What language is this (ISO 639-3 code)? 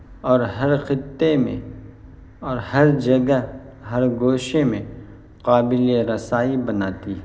urd